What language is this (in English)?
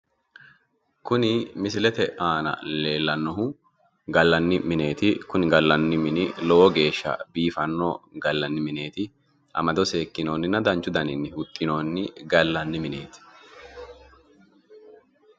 Sidamo